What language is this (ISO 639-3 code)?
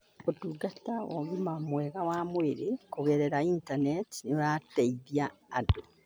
kik